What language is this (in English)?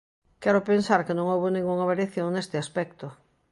Galician